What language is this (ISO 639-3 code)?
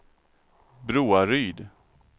swe